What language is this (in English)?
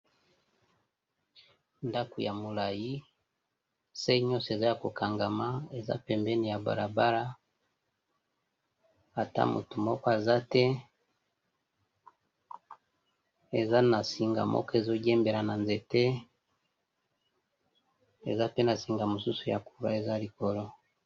Lingala